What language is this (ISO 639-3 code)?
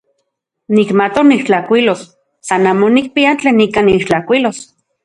ncx